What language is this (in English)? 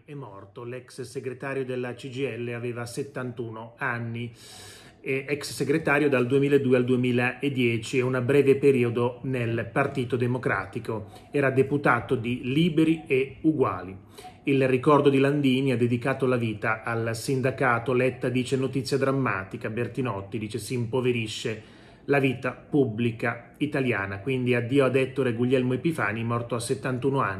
Italian